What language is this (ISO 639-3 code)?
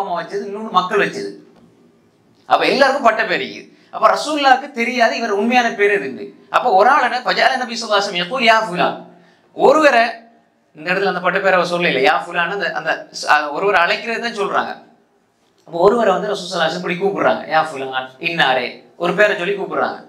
ara